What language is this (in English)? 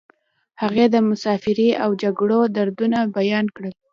Pashto